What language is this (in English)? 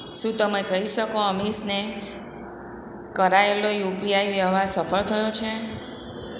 Gujarati